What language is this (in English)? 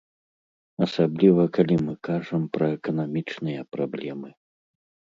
Belarusian